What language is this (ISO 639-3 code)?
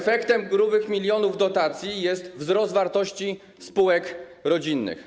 pol